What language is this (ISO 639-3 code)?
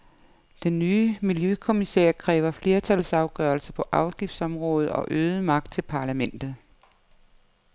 dan